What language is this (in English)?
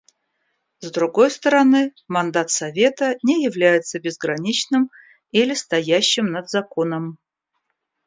Russian